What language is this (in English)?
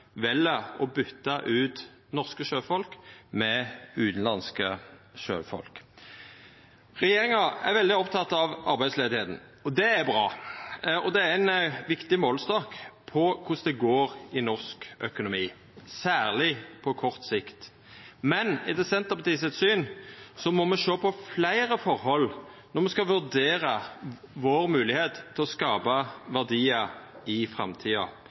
Norwegian Nynorsk